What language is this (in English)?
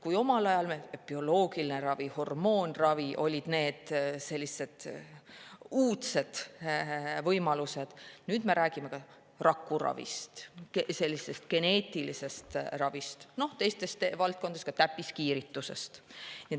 Estonian